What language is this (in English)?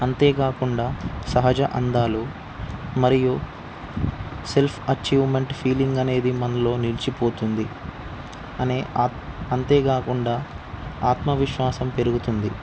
Telugu